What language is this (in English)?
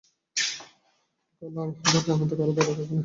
Bangla